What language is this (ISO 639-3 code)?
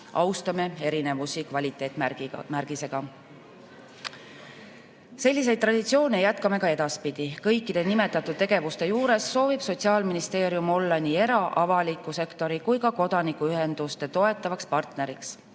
est